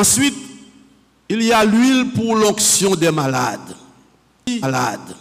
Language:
French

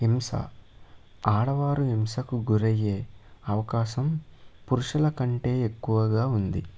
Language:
Telugu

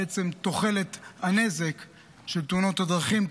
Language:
Hebrew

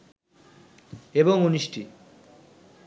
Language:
Bangla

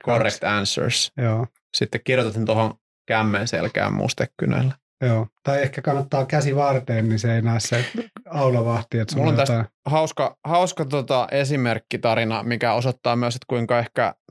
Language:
Finnish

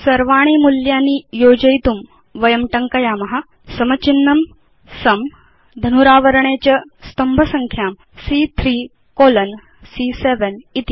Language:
Sanskrit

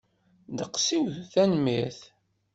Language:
Kabyle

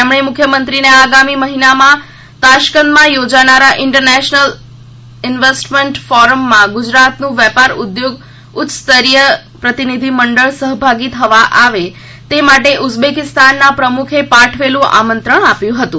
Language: Gujarati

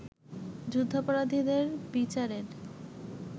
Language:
Bangla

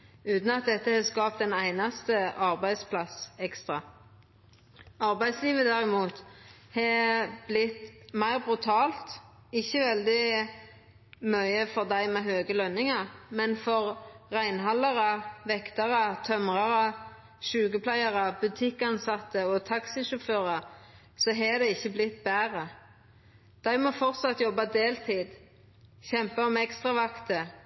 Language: Norwegian Nynorsk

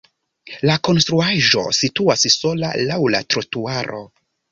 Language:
Esperanto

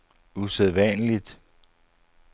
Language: Danish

